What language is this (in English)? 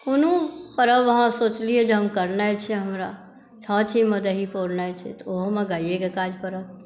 Maithili